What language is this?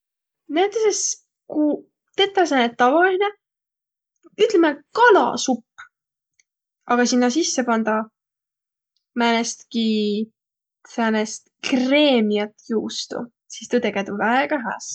Võro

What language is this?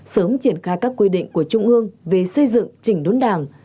Vietnamese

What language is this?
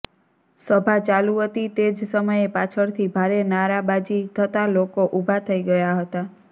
Gujarati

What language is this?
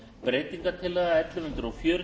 Icelandic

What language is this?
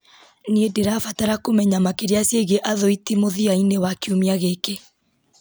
Kikuyu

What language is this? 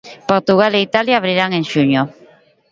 Galician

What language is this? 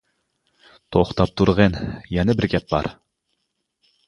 Uyghur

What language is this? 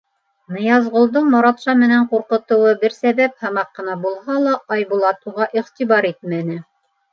Bashkir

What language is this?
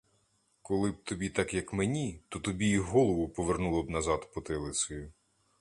Ukrainian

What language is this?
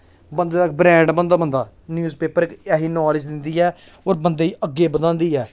Dogri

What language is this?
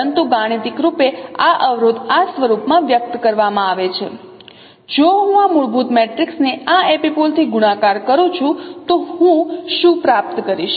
Gujarati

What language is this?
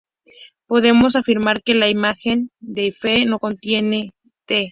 Spanish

